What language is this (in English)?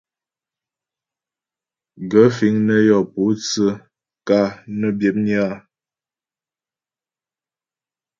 Ghomala